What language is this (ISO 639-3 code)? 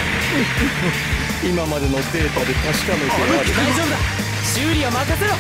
jpn